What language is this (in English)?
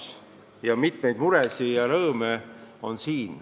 Estonian